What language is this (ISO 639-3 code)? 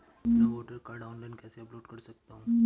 hin